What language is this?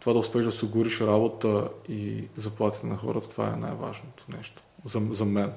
Bulgarian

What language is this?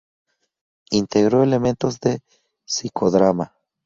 Spanish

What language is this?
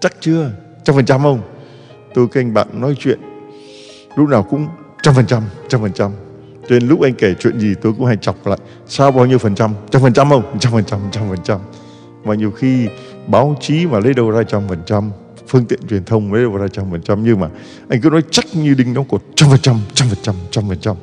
Vietnamese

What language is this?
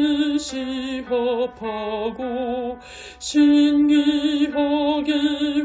Korean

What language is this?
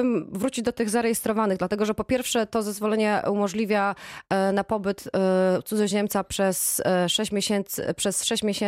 Polish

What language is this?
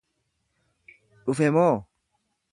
Oromo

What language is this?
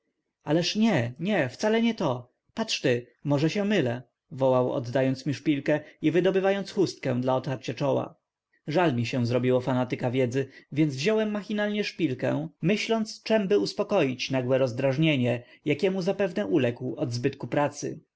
Polish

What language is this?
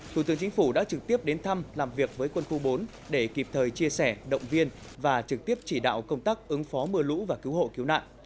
Vietnamese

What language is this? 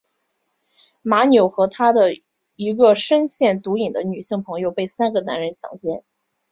Chinese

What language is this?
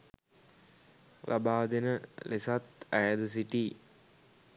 Sinhala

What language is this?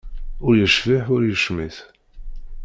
Kabyle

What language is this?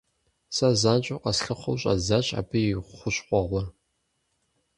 Kabardian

